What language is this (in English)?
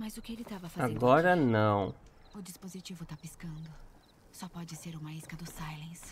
Portuguese